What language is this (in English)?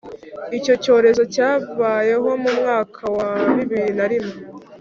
Kinyarwanda